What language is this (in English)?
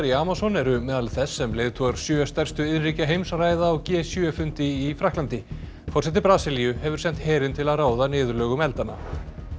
Icelandic